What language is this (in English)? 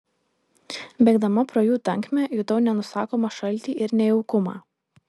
Lithuanian